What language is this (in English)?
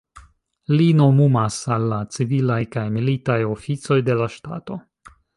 Esperanto